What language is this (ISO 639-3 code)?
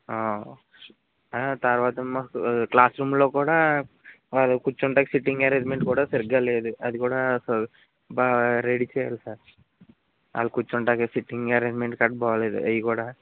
tel